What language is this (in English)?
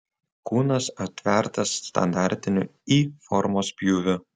Lithuanian